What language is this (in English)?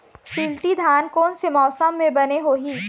Chhattisgarhi